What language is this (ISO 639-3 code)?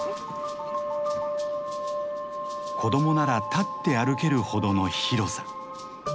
jpn